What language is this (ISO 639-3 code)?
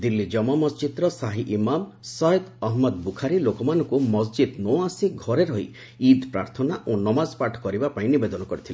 ori